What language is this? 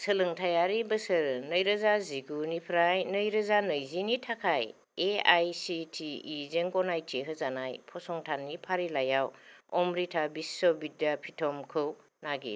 Bodo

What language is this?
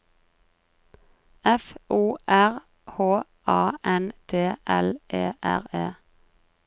Norwegian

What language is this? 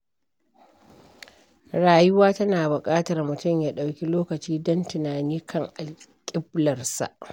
Hausa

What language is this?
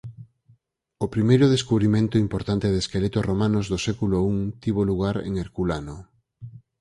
Galician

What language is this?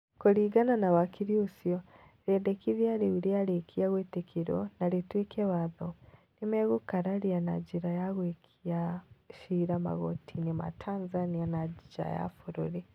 Kikuyu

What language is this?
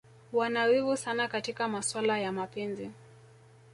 Swahili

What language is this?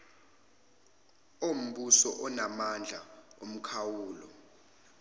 Zulu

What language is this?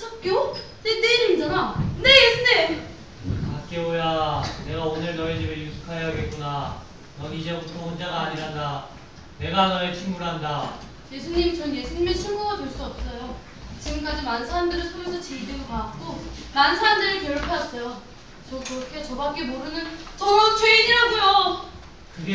Korean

